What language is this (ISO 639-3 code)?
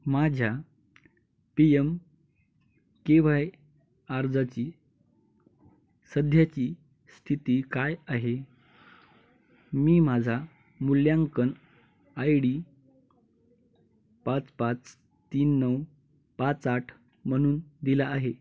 mar